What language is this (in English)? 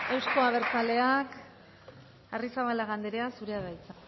Basque